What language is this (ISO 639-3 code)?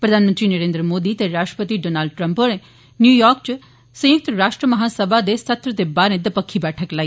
doi